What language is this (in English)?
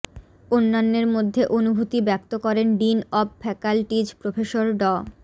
Bangla